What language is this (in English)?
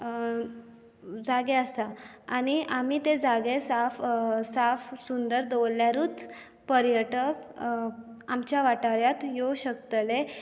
Konkani